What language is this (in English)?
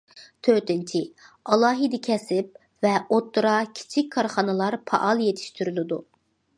Uyghur